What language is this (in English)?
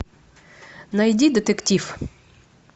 Russian